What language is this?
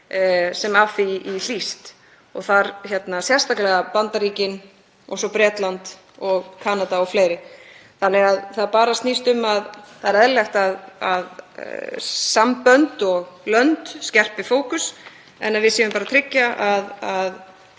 Icelandic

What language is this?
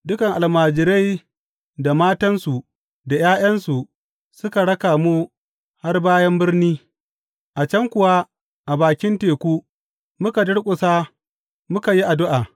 Hausa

